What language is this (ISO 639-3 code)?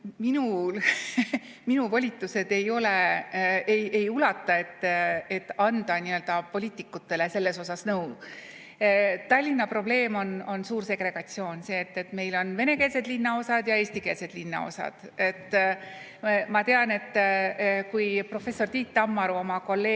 est